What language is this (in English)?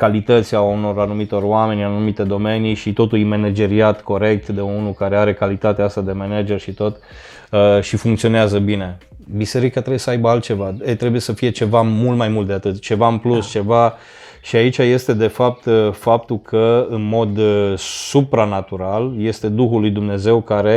Romanian